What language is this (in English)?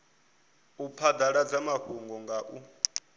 Venda